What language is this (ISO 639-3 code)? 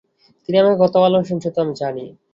ben